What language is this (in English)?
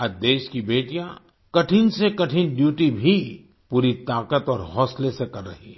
Hindi